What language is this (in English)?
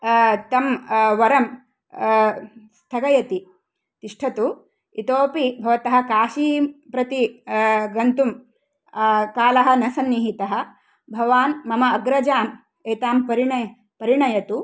Sanskrit